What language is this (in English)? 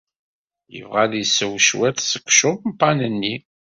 Kabyle